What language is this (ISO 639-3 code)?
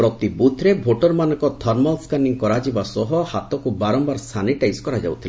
ori